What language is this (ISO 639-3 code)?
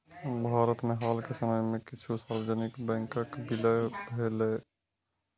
mai